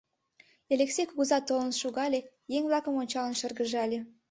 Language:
Mari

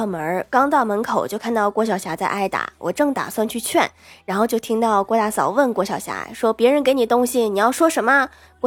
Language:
Chinese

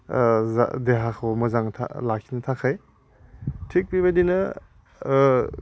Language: Bodo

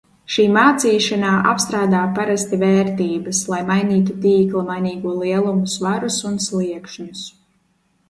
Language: Latvian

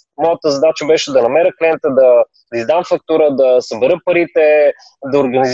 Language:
Bulgarian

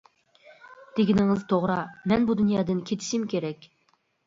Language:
Uyghur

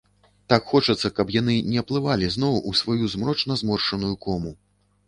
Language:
Belarusian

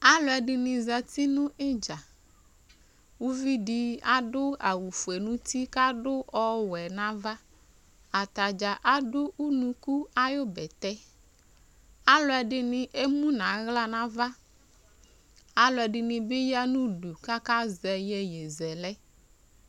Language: Ikposo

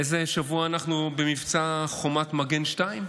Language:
Hebrew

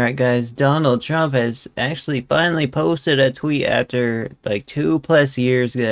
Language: English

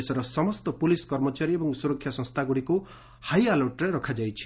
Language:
Odia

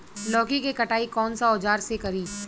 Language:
Bhojpuri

